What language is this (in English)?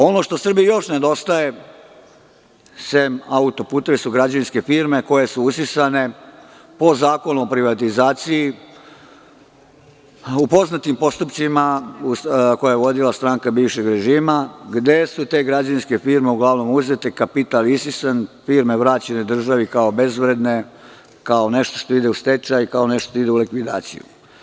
Serbian